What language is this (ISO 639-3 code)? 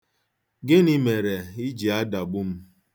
ibo